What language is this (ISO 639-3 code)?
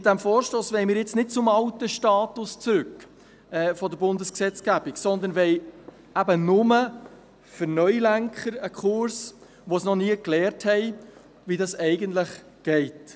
gsw